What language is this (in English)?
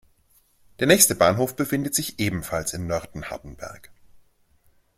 German